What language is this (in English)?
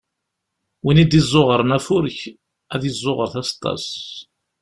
Kabyle